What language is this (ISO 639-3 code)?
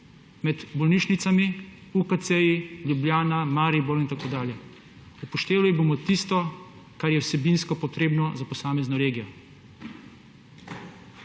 slv